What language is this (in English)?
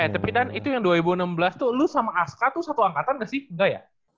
Indonesian